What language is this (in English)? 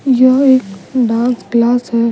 Hindi